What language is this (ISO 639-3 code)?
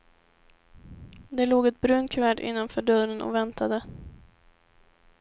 swe